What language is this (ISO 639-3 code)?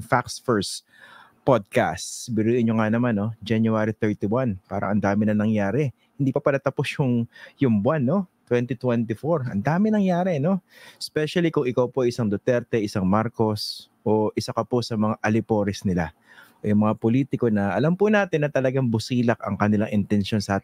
fil